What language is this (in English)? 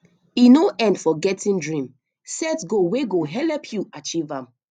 Nigerian Pidgin